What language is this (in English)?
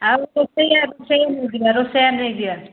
Odia